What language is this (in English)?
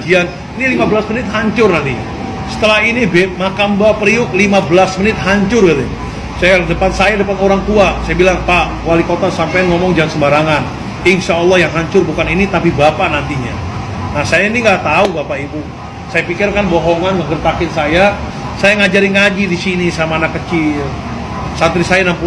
Indonesian